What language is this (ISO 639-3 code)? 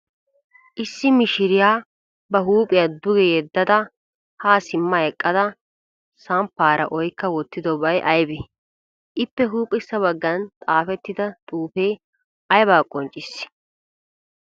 wal